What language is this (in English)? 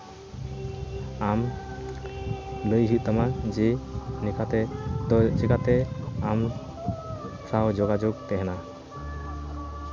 Santali